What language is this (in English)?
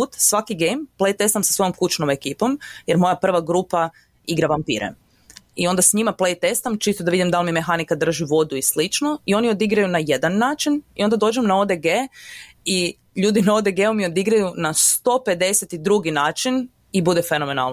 Croatian